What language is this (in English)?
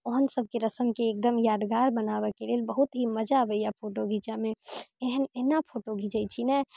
Maithili